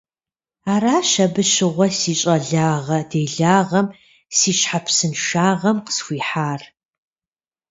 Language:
Kabardian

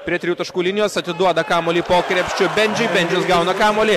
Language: Lithuanian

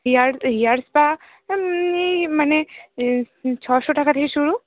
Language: Bangla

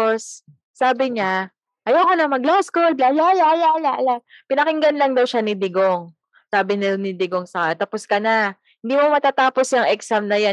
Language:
Filipino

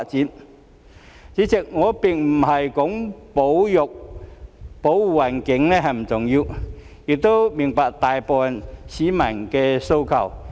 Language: Cantonese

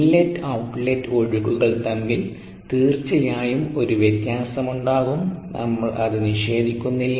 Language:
Malayalam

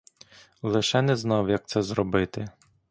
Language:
Ukrainian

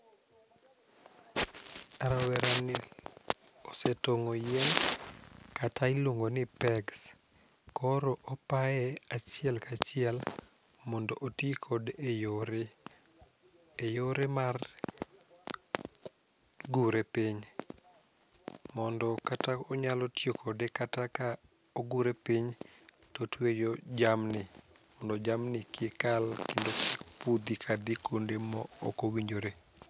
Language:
Luo (Kenya and Tanzania)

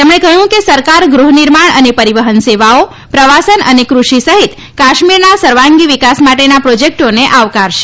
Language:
Gujarati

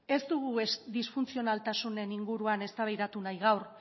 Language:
Basque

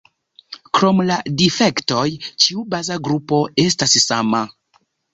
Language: Esperanto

